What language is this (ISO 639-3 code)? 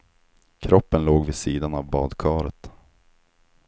swe